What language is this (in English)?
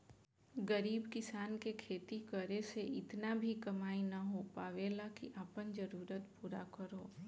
Bhojpuri